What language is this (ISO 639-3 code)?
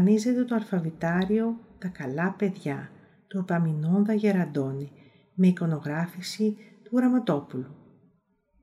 ell